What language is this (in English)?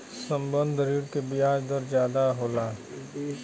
Bhojpuri